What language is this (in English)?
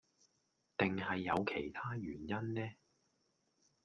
Cantonese